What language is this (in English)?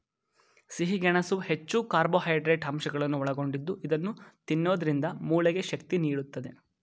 Kannada